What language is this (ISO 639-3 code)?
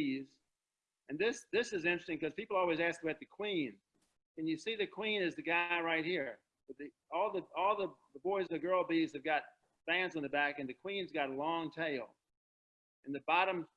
eng